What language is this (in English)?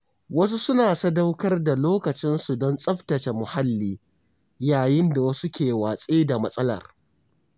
Hausa